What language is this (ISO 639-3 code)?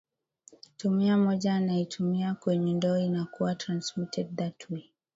swa